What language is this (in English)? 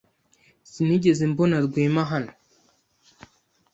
Kinyarwanda